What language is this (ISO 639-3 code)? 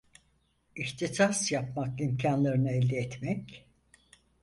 tur